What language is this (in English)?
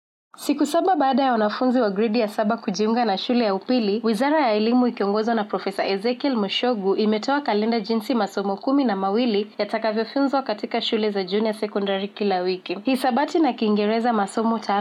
Swahili